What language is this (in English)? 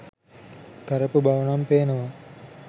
Sinhala